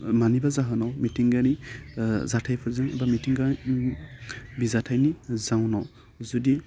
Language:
Bodo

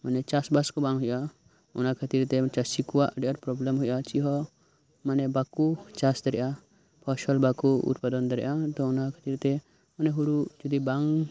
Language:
Santali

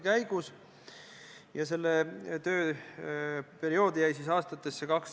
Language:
Estonian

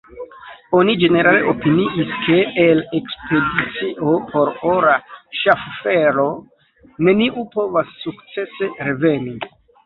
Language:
Esperanto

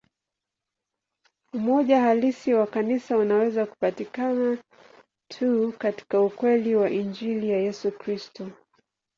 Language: Swahili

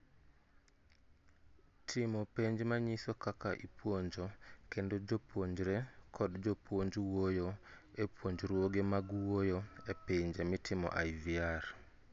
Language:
Luo (Kenya and Tanzania)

